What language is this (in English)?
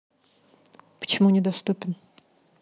Russian